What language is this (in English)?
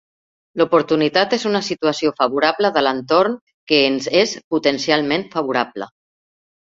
Catalan